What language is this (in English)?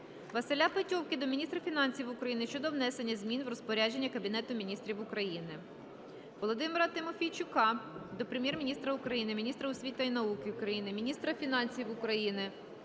Ukrainian